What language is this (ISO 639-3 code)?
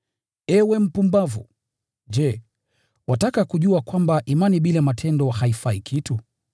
swa